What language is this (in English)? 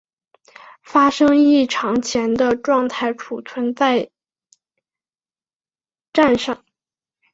Chinese